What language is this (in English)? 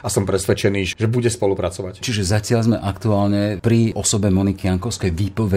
Slovak